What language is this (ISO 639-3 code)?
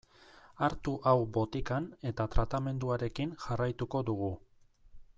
eus